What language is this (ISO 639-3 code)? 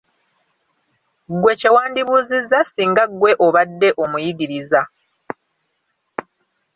lug